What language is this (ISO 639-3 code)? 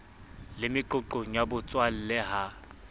sot